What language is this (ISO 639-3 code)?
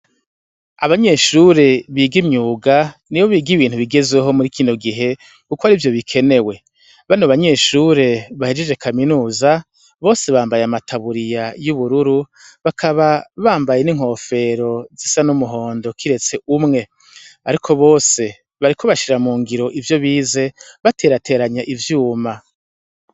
run